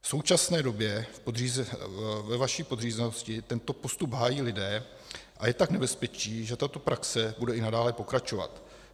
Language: Czech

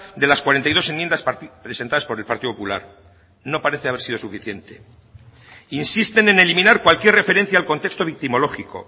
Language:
Spanish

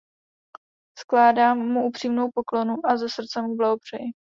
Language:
Czech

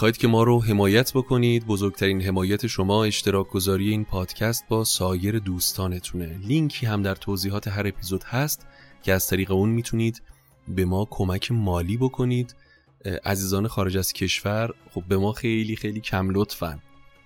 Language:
Persian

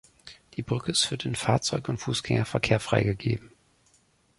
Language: German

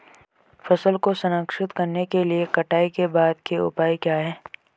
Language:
Hindi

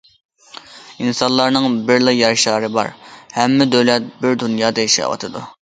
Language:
Uyghur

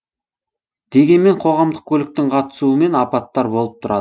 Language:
Kazakh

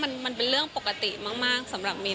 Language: Thai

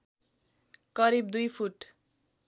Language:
Nepali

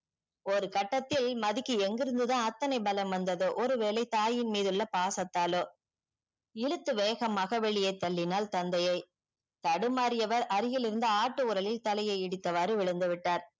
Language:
Tamil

